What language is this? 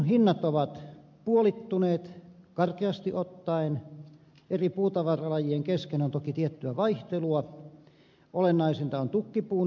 Finnish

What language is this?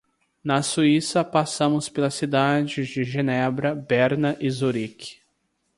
Portuguese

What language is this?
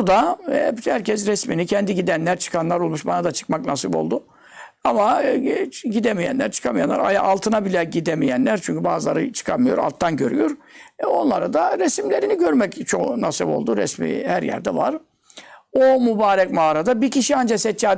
Turkish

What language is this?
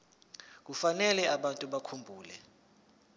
Zulu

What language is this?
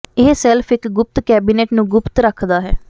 Punjabi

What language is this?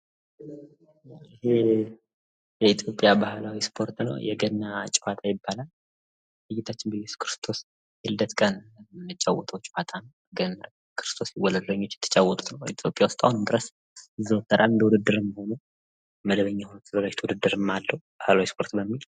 Amharic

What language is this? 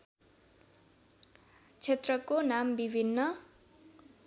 Nepali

